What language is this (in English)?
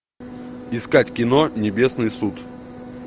Russian